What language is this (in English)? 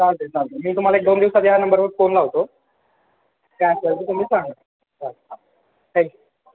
Marathi